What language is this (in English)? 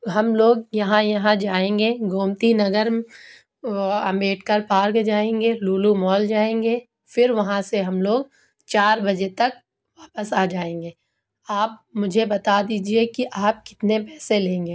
Urdu